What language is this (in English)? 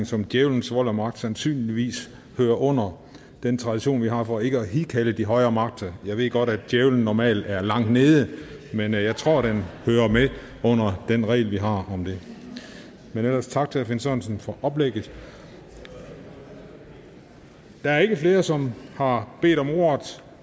Danish